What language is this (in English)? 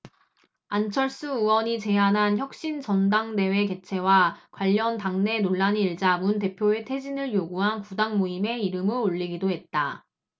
Korean